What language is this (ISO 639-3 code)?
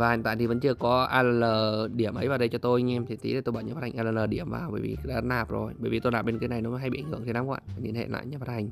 vie